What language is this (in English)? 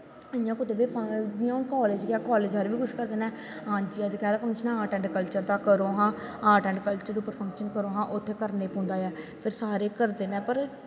Dogri